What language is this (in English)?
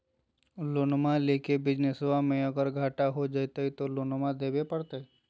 Magahi